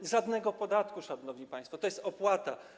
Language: Polish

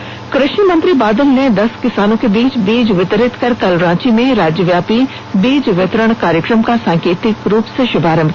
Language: Hindi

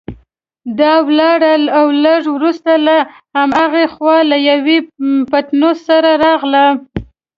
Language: Pashto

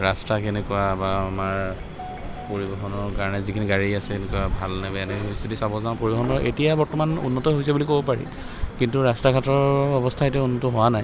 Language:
Assamese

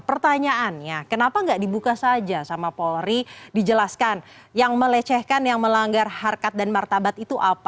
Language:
Indonesian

